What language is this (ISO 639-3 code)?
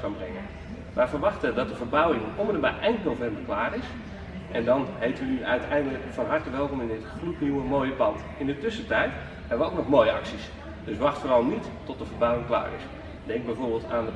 nld